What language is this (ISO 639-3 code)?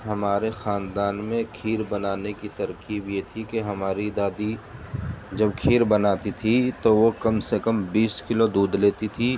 urd